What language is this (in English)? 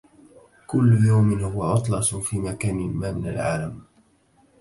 Arabic